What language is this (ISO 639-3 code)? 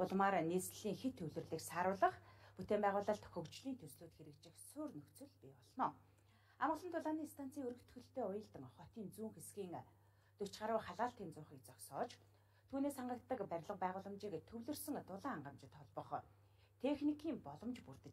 kor